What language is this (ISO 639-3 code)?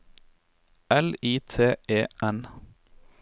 nor